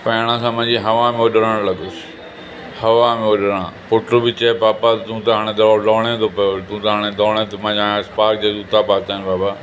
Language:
Sindhi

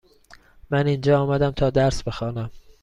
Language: Persian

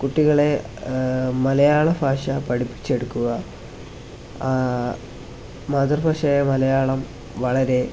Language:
Malayalam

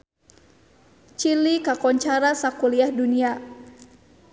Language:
Sundanese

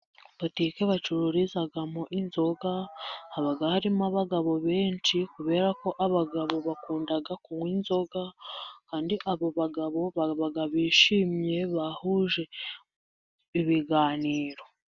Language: Kinyarwanda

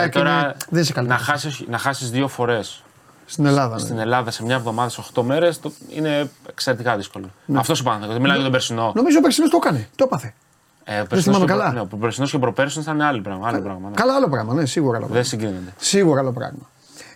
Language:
Greek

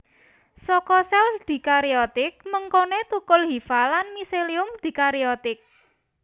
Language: Javanese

